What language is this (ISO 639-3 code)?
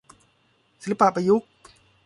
tha